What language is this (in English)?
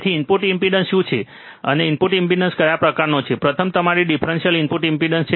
Gujarati